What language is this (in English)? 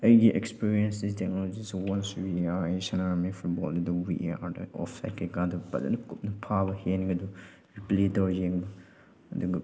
Manipuri